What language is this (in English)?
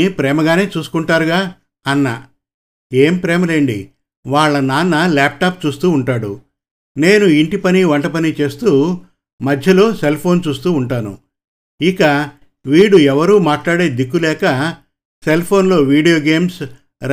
Telugu